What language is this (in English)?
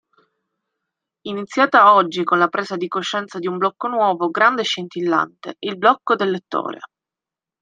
Italian